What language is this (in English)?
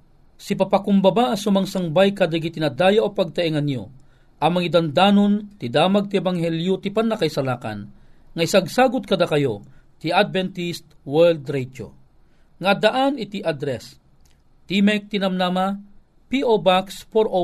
Filipino